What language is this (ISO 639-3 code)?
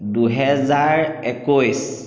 asm